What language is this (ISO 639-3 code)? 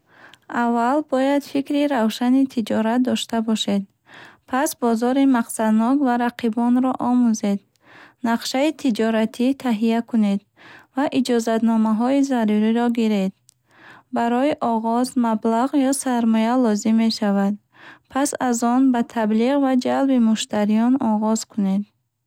bhh